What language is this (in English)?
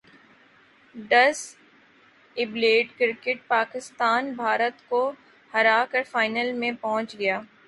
Urdu